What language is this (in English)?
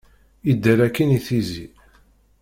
Kabyle